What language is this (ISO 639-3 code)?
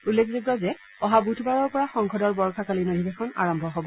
asm